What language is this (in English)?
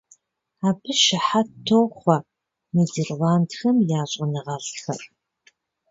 Kabardian